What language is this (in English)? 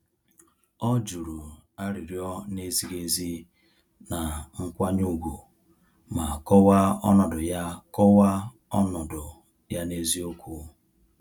Igbo